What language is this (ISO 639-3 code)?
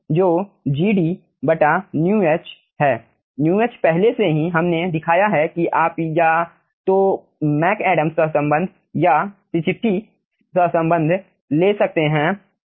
hin